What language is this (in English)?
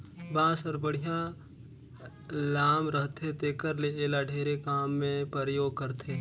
Chhattisgarhi